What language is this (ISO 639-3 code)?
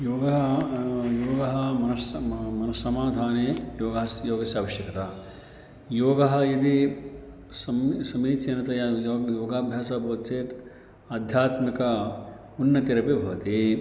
san